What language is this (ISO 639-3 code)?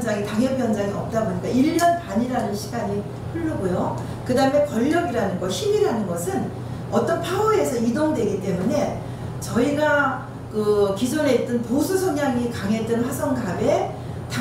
kor